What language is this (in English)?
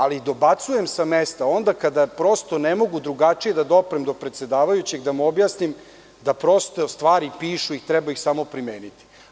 Serbian